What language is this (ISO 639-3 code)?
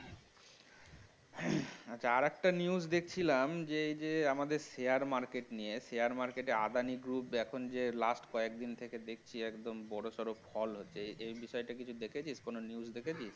ben